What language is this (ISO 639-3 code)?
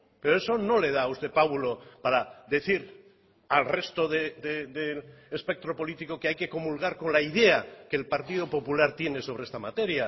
spa